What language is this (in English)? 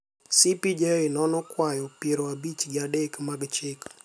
Luo (Kenya and Tanzania)